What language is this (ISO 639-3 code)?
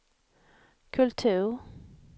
swe